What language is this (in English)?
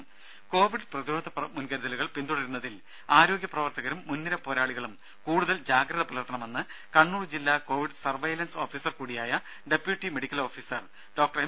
Malayalam